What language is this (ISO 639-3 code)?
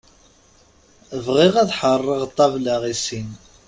kab